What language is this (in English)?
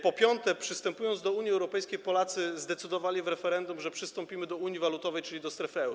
Polish